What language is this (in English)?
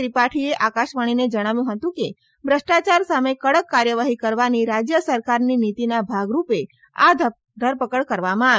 Gujarati